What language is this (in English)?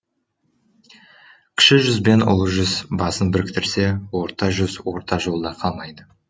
Kazakh